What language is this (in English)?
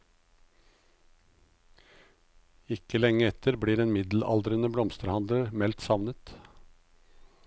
Norwegian